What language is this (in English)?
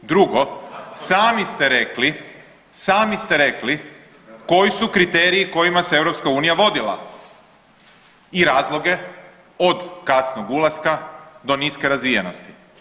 Croatian